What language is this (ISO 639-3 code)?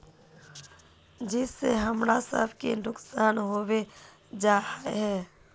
mag